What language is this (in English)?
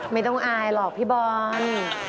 Thai